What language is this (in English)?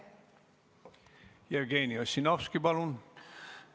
Estonian